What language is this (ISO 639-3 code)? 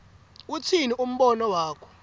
ssw